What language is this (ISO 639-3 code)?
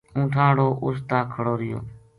gju